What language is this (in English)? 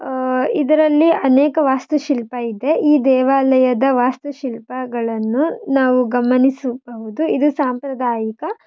Kannada